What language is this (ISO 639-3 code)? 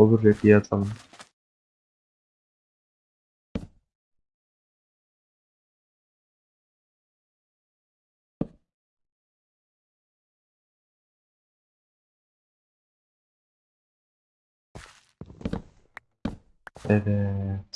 tur